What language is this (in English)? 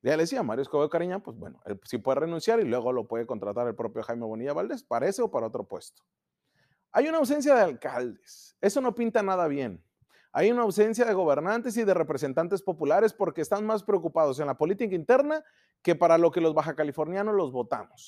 Spanish